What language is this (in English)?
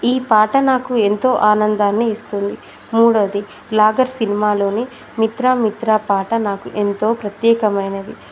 Telugu